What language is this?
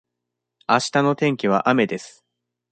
Japanese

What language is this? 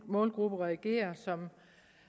Danish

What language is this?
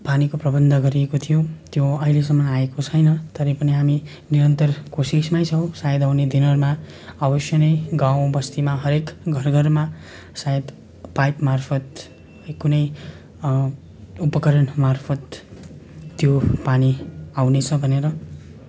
Nepali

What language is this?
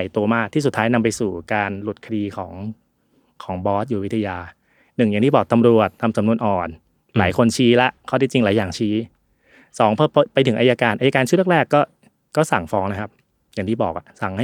Thai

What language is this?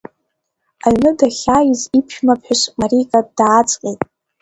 Abkhazian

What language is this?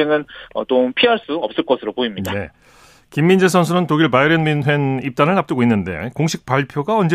Korean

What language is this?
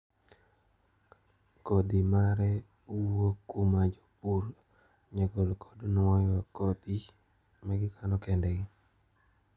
Luo (Kenya and Tanzania)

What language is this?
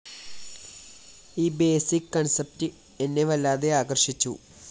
Malayalam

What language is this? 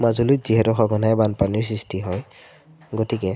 Assamese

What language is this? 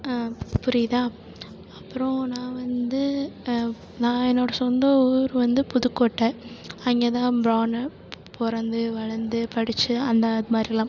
Tamil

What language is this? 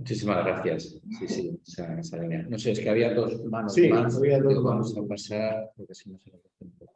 Spanish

